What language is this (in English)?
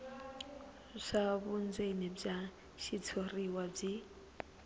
Tsonga